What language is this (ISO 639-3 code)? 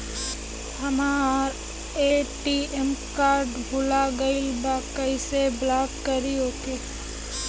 bho